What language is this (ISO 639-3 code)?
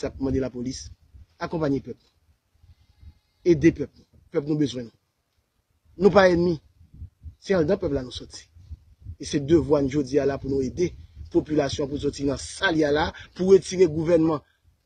fra